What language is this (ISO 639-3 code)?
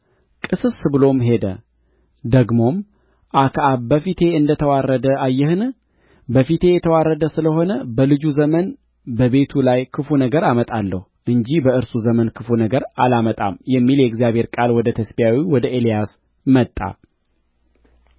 amh